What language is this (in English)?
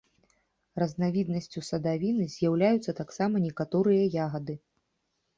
Belarusian